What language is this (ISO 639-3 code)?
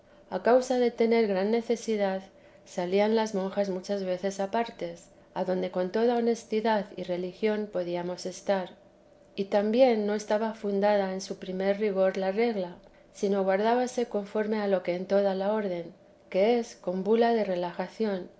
spa